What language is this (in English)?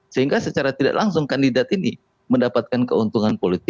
Indonesian